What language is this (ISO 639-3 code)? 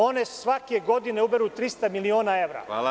srp